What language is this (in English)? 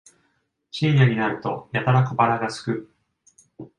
Japanese